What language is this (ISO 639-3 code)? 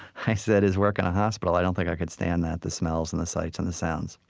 eng